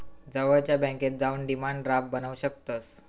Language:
Marathi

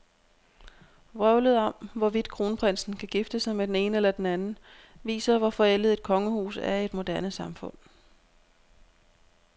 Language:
Danish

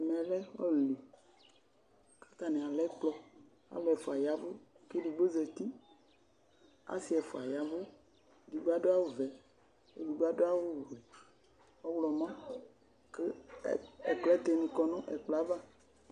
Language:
Ikposo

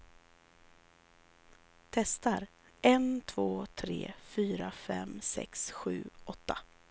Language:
Swedish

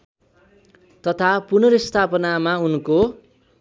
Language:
Nepali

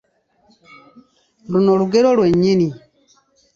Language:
Ganda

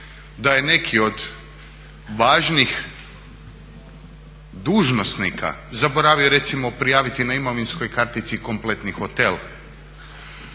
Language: Croatian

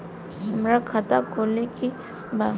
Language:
Bhojpuri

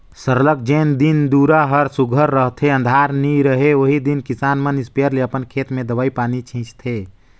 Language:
Chhattisgarhi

